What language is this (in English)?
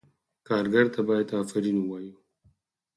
Pashto